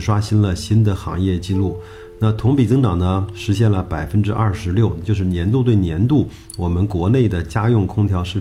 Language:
Chinese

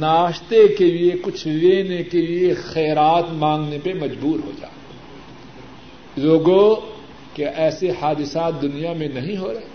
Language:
Urdu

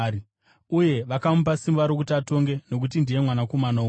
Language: Shona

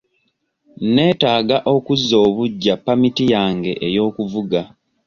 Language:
Ganda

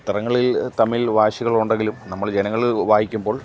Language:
Malayalam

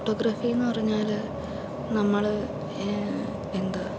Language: Malayalam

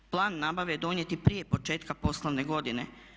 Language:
Croatian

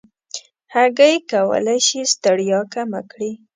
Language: Pashto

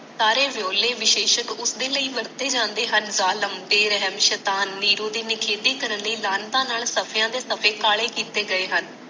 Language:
Punjabi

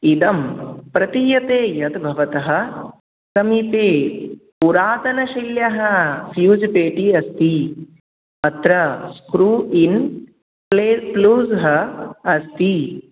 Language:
Sanskrit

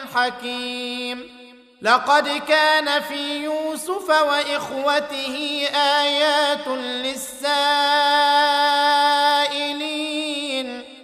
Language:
Arabic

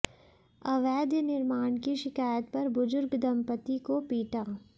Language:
Hindi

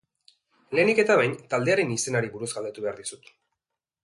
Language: Basque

